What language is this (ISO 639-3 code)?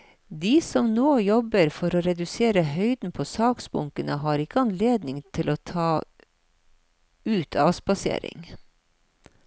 nor